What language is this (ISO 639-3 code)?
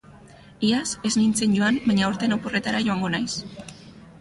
eus